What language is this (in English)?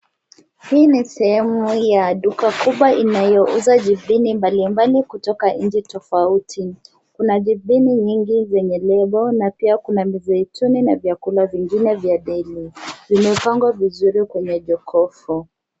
Swahili